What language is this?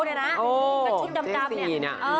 Thai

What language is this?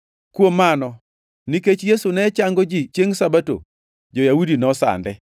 Luo (Kenya and Tanzania)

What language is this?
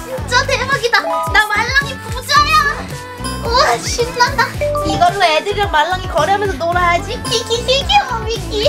Korean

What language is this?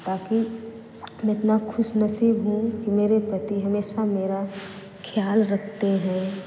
Hindi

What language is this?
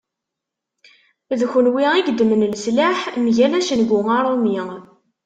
Kabyle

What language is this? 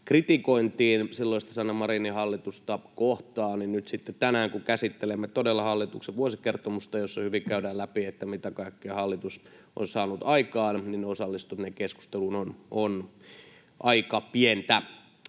Finnish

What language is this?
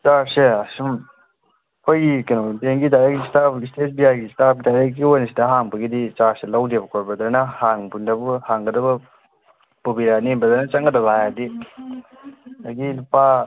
Manipuri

